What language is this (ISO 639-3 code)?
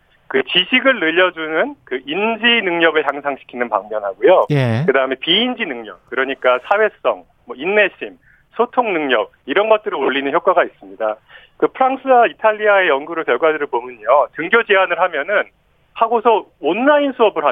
kor